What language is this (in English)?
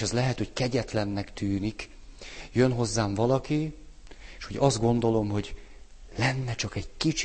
Hungarian